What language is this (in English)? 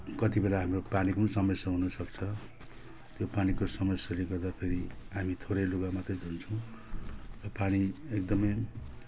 Nepali